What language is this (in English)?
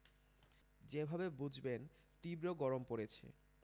Bangla